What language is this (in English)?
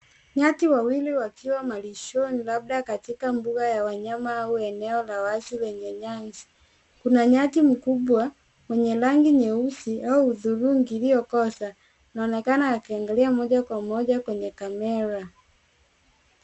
Swahili